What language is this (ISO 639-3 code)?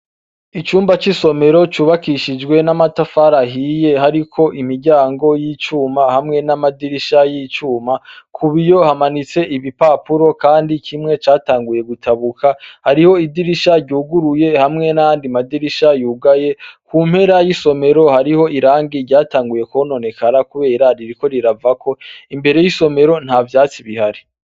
run